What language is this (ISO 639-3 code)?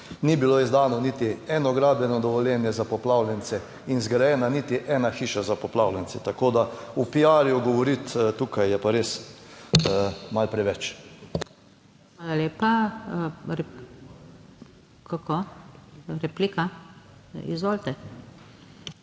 slv